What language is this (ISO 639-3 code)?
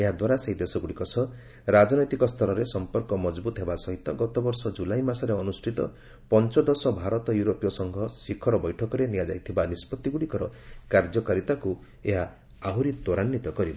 ori